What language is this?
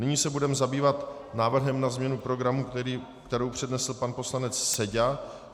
Czech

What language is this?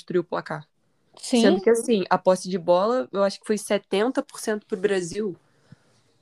Portuguese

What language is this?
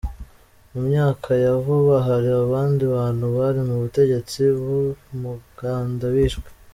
Kinyarwanda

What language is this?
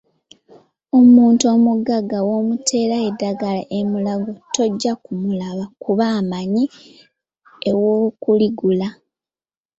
Ganda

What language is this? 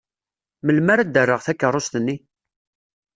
Kabyle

